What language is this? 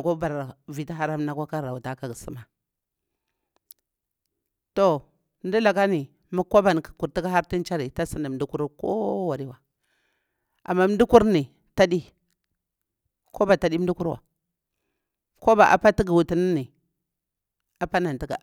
Bura-Pabir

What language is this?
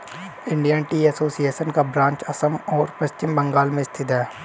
Hindi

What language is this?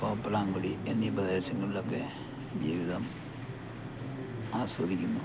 Malayalam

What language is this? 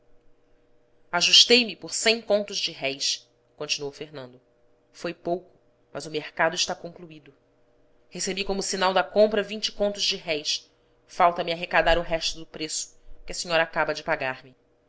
Portuguese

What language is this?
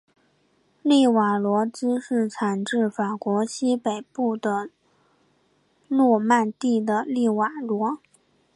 Chinese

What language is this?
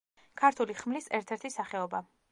Georgian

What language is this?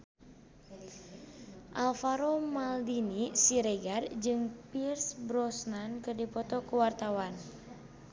Sundanese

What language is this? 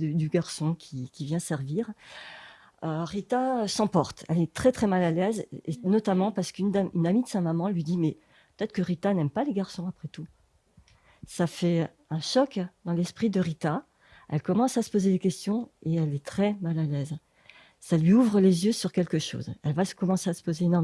French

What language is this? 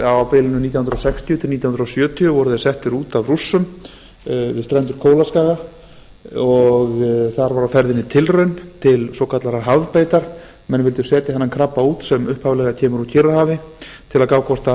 Icelandic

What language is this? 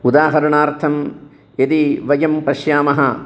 Sanskrit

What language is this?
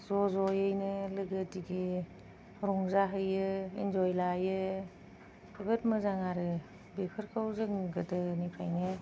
Bodo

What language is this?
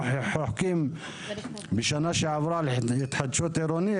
Hebrew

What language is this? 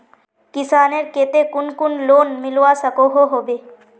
Magahi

